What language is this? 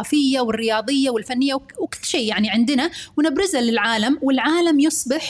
Arabic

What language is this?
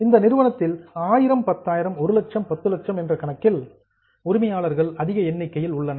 Tamil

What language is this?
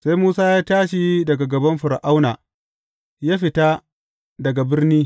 Hausa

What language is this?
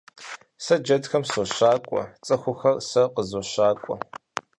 Kabardian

